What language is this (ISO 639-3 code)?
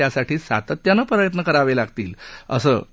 mar